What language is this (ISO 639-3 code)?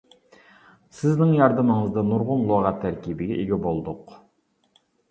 uig